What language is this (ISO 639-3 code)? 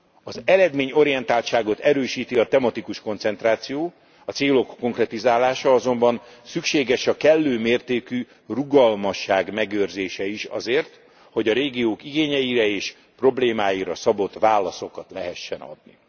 hun